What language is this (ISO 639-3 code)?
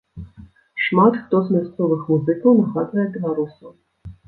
bel